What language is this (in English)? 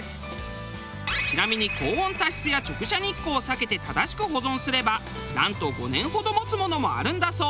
Japanese